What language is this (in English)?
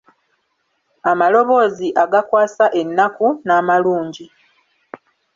Ganda